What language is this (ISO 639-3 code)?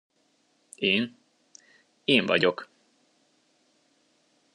hun